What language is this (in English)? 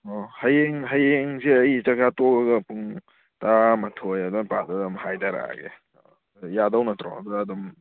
Manipuri